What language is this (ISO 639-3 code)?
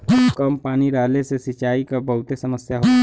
bho